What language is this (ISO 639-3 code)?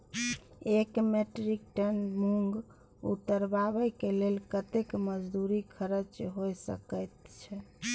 mai